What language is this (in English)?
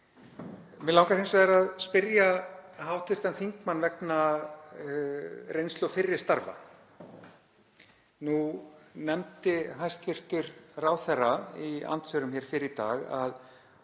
Icelandic